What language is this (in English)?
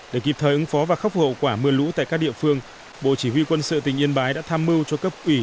Vietnamese